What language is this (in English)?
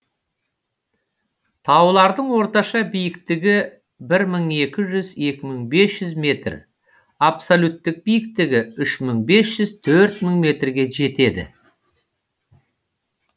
Kazakh